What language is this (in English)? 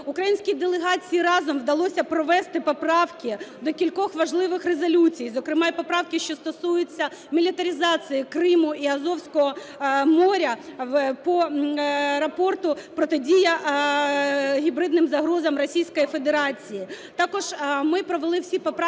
Ukrainian